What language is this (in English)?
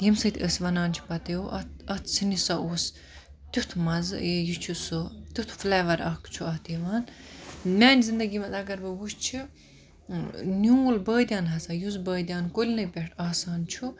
Kashmiri